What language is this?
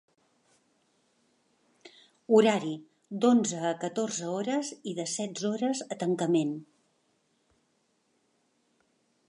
Catalan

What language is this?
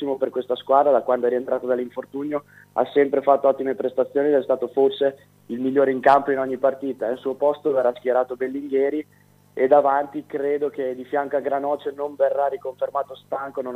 Italian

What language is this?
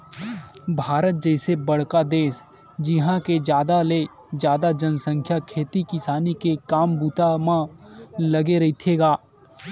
Chhattisgarhi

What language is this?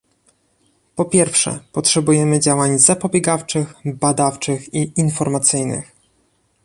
Polish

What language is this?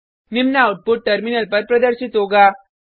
Hindi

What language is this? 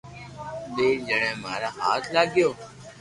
Loarki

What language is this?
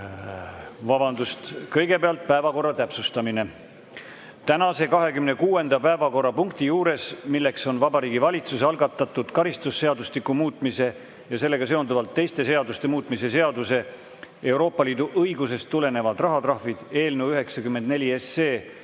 Estonian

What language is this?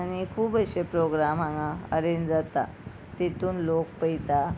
Konkani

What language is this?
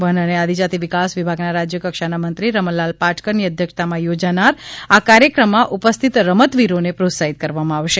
Gujarati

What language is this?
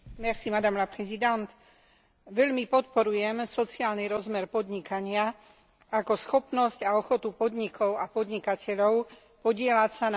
Slovak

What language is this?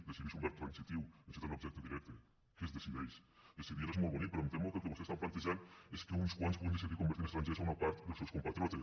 Catalan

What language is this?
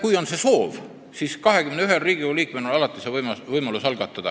Estonian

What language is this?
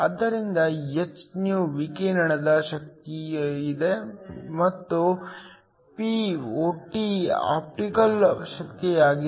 Kannada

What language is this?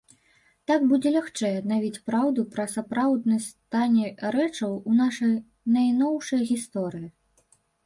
Belarusian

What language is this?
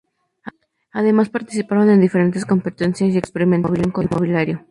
Spanish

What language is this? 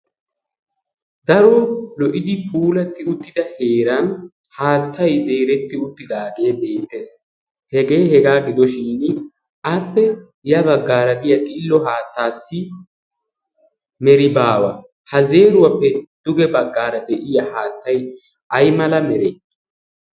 Wolaytta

